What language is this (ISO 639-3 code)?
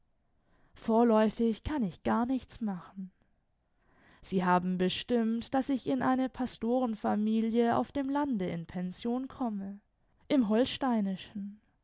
deu